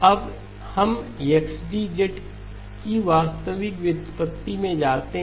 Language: Hindi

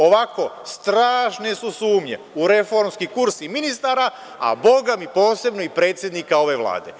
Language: Serbian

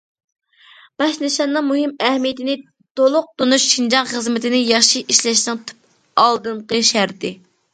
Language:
Uyghur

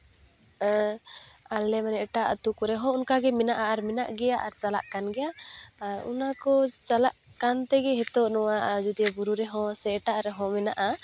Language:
Santali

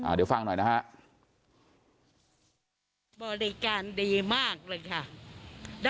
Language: Thai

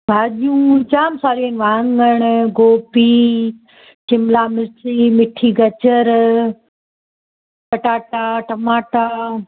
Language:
Sindhi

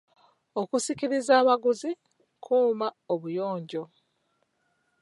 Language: Ganda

